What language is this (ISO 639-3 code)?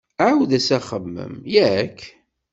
kab